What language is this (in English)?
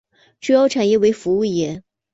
Chinese